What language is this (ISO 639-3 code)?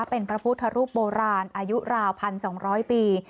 tha